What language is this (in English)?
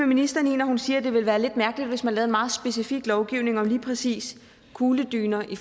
Danish